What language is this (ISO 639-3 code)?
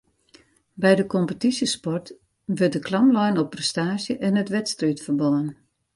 fry